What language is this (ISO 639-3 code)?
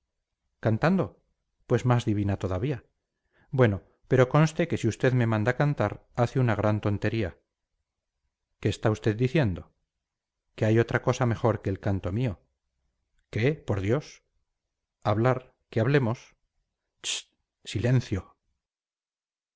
spa